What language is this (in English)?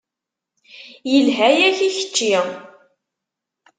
Kabyle